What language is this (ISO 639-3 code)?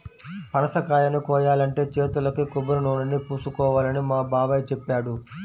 tel